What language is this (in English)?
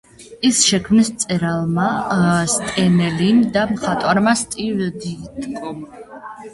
Georgian